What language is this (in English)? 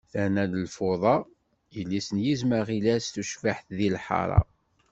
Kabyle